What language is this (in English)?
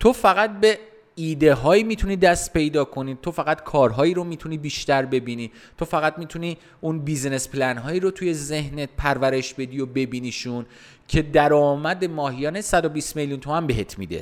Persian